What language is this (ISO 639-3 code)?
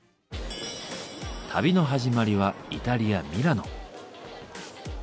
jpn